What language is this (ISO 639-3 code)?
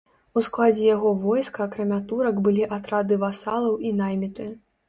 bel